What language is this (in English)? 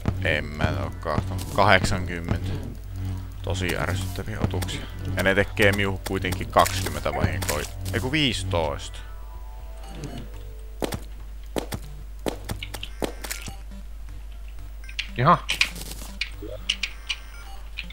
Finnish